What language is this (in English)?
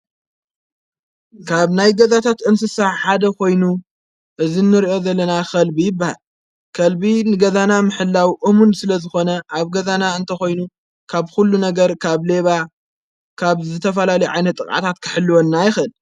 Tigrinya